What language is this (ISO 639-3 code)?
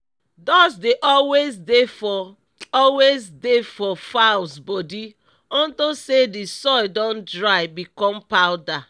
pcm